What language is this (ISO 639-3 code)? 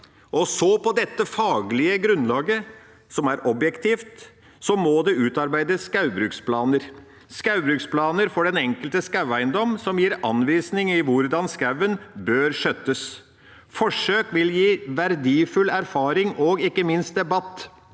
nor